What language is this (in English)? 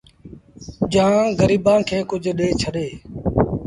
Sindhi Bhil